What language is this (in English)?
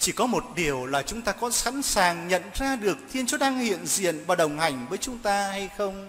Vietnamese